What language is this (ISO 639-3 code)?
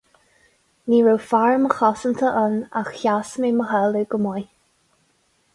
gle